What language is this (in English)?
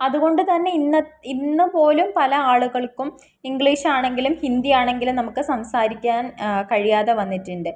Malayalam